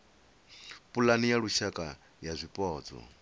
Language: Venda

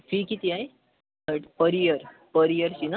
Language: Marathi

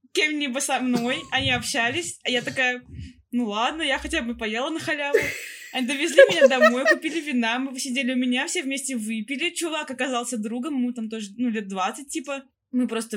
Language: Russian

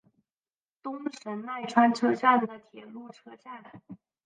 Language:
Chinese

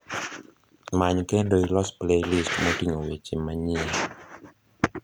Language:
Luo (Kenya and Tanzania)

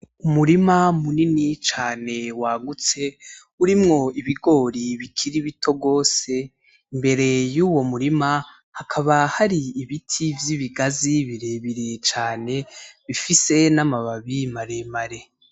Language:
Rundi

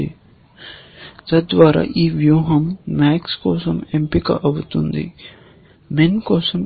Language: Telugu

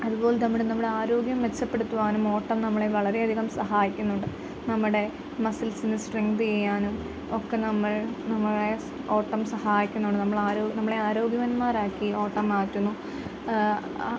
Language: Malayalam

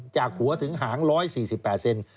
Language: Thai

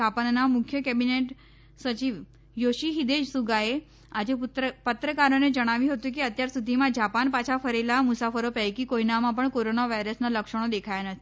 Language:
Gujarati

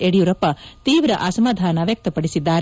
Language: Kannada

